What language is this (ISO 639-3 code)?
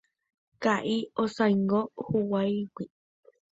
grn